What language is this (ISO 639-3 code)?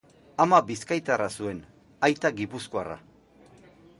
eus